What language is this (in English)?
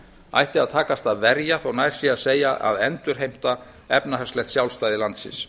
Icelandic